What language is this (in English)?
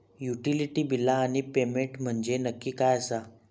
Marathi